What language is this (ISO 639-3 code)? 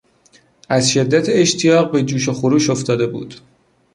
fas